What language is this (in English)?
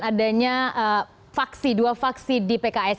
Indonesian